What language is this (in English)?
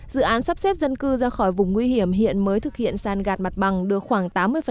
Vietnamese